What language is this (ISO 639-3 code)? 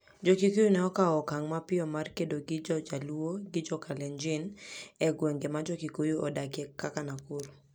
luo